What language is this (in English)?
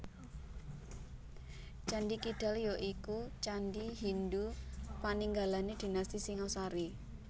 Javanese